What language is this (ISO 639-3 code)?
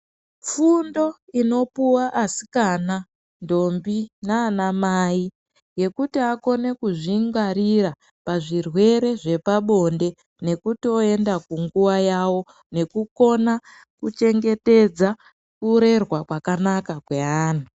ndc